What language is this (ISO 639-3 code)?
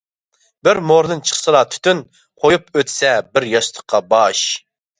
uig